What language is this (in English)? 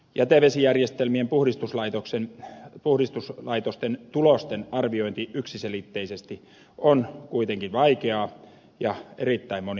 Finnish